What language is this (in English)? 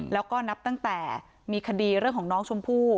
Thai